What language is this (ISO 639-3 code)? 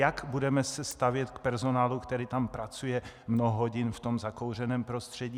ces